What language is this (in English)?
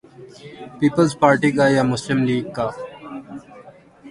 Urdu